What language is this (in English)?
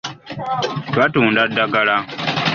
Ganda